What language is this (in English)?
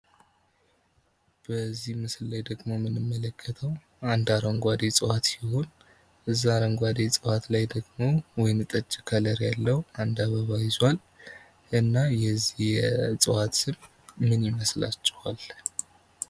Amharic